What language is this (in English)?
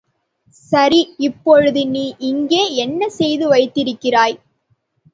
Tamil